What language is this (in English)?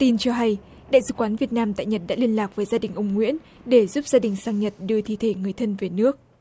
Vietnamese